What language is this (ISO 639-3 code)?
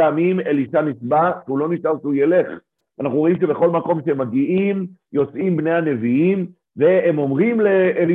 heb